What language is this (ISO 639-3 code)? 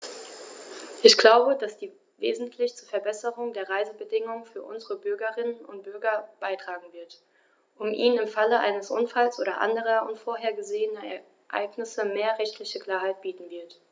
deu